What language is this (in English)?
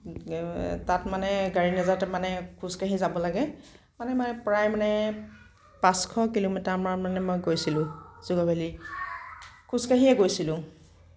Assamese